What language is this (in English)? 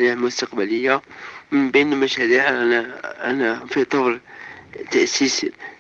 Arabic